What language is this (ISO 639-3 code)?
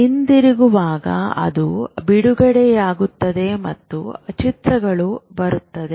kan